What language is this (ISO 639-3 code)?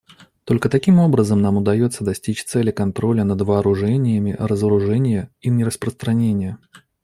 rus